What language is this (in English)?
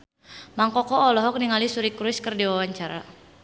Sundanese